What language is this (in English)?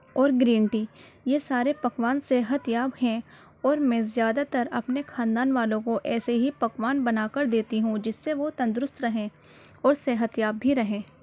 Urdu